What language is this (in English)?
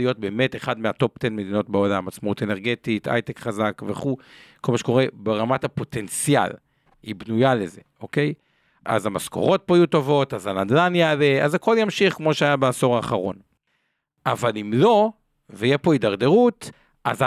Hebrew